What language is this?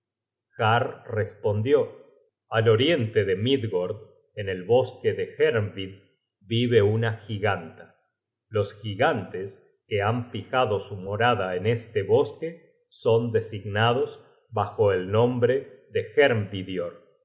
Spanish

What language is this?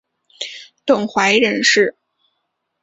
Chinese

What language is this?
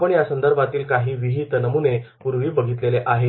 Marathi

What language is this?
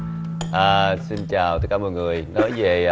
Vietnamese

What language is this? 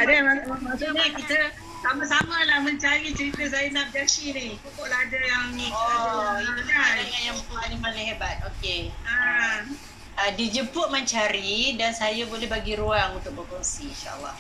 Malay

